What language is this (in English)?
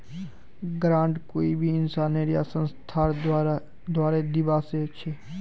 Magahi